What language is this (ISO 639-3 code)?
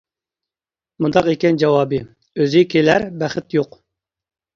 uig